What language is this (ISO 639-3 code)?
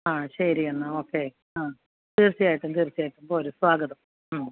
mal